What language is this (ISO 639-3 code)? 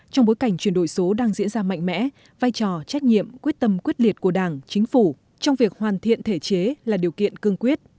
vie